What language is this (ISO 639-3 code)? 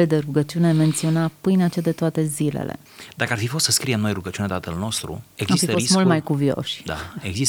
ron